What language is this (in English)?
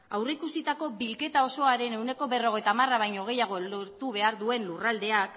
Basque